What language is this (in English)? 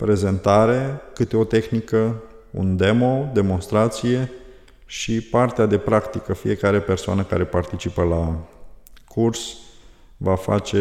Romanian